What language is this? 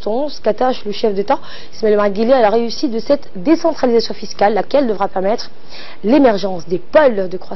French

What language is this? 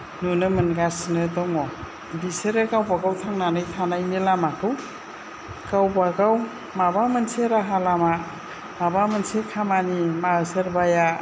Bodo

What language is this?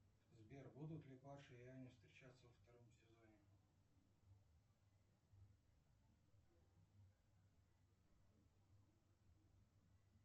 Russian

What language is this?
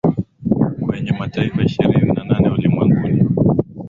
Swahili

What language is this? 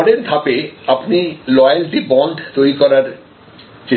Bangla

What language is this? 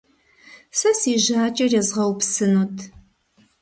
Kabardian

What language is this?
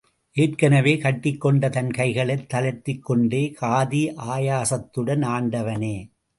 Tamil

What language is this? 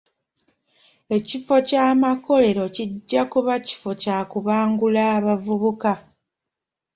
Ganda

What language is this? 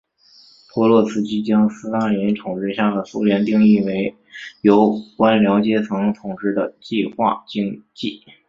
Chinese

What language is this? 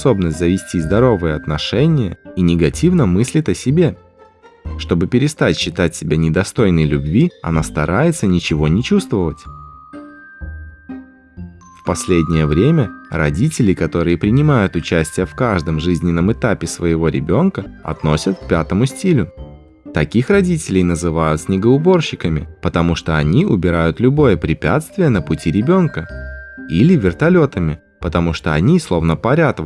Russian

